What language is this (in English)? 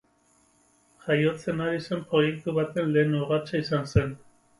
Basque